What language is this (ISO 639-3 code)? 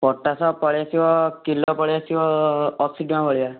ori